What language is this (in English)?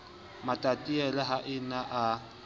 Southern Sotho